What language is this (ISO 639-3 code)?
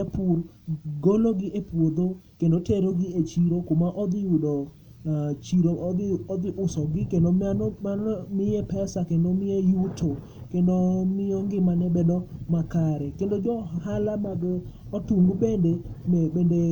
luo